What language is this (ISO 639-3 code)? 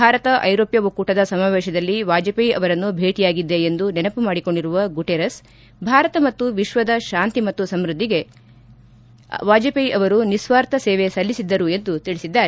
kan